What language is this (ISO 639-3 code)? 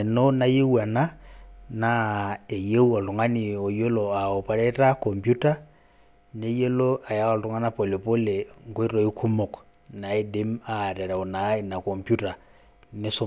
mas